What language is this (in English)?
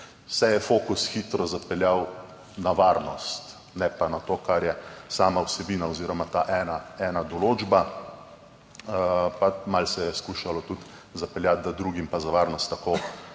Slovenian